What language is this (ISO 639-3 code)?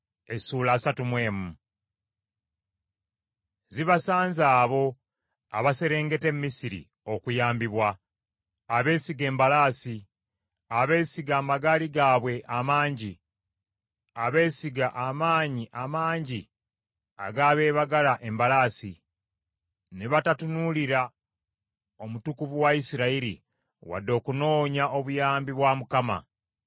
lug